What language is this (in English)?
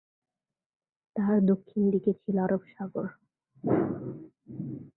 Bangla